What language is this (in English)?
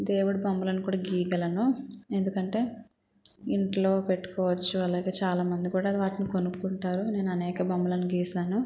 Telugu